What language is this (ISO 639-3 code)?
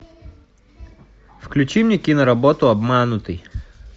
rus